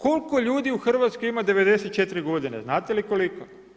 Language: Croatian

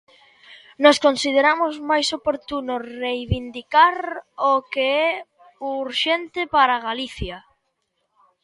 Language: Galician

